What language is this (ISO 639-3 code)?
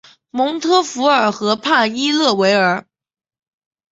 zho